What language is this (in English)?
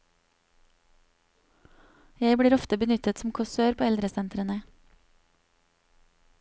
Norwegian